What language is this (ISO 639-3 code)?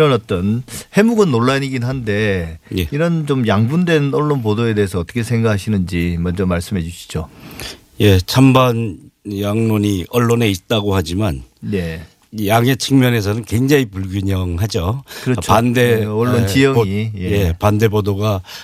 kor